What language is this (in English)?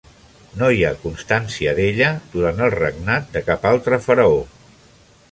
Catalan